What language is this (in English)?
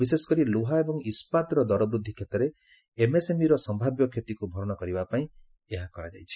Odia